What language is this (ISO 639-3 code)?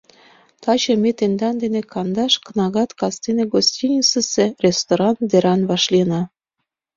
chm